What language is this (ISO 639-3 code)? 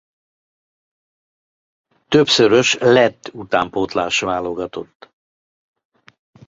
hun